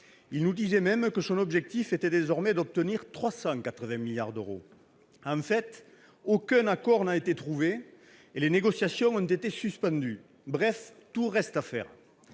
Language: French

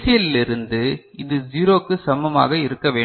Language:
Tamil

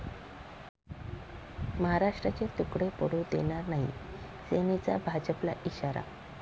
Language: Marathi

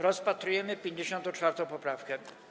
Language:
Polish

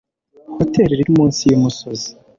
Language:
Kinyarwanda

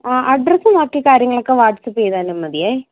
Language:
Malayalam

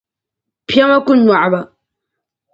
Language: Dagbani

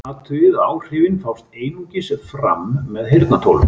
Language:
Icelandic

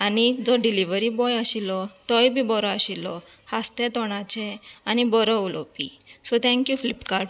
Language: Konkani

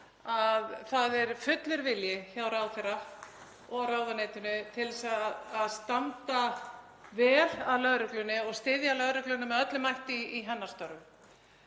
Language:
Icelandic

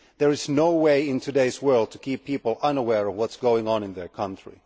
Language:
English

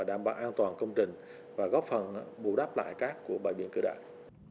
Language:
Vietnamese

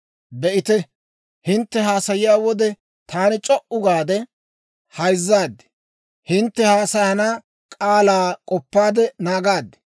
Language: Dawro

